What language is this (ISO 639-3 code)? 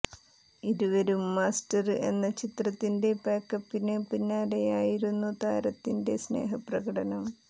mal